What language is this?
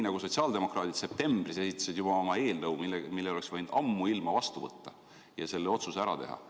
Estonian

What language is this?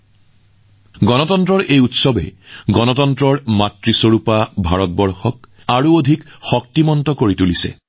Assamese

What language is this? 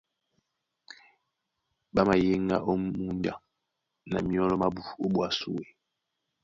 Duala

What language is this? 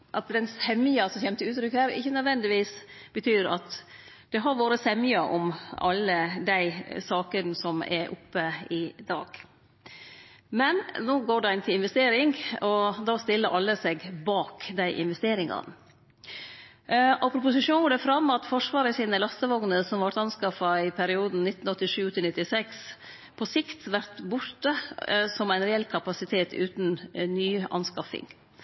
Norwegian Nynorsk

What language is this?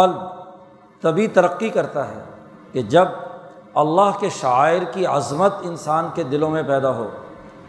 Urdu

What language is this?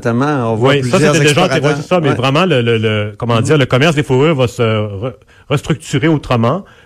French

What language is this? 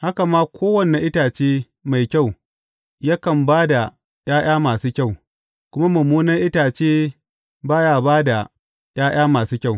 Hausa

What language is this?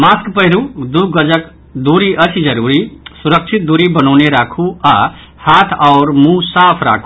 Maithili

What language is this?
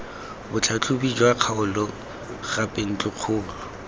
Tswana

